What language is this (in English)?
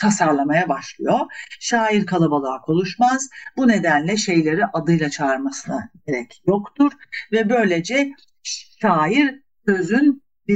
Turkish